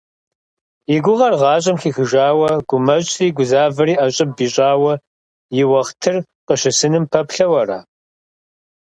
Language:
Kabardian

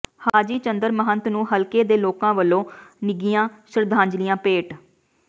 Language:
Punjabi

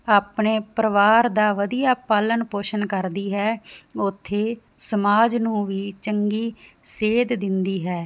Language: Punjabi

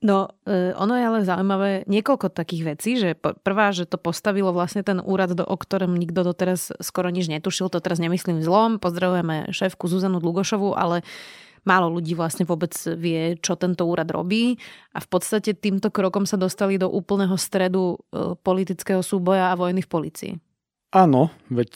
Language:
Slovak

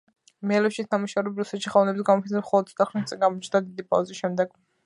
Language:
Georgian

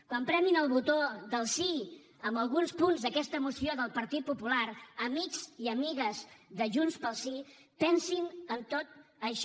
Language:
Catalan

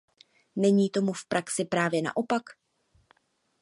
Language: Czech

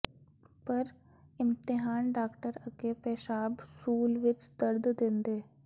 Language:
Punjabi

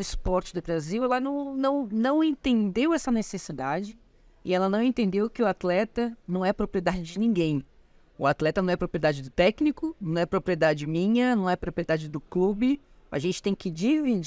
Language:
Portuguese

